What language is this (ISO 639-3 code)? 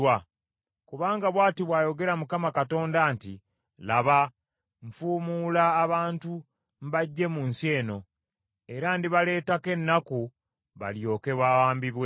lug